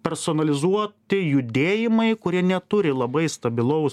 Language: Lithuanian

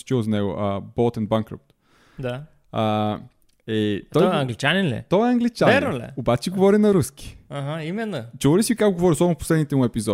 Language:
Bulgarian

